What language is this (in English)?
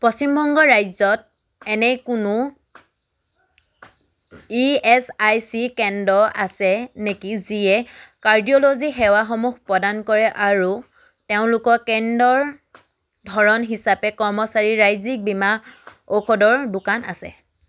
Assamese